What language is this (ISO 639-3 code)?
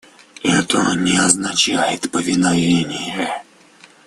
rus